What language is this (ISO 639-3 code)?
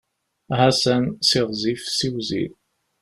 kab